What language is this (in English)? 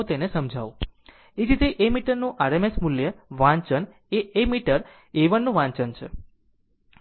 Gujarati